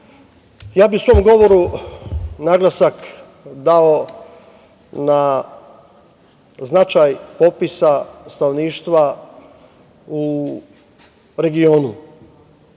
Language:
Serbian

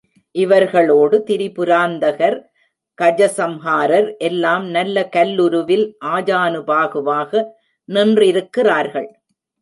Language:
Tamil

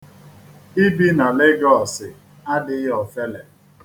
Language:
Igbo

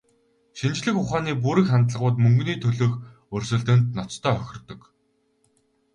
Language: Mongolian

